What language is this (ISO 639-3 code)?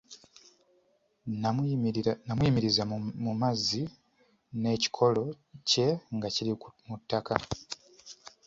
lug